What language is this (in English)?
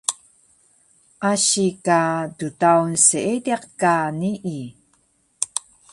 Taroko